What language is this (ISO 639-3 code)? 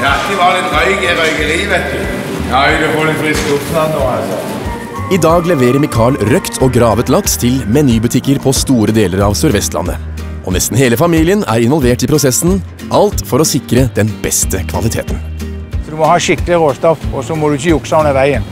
nor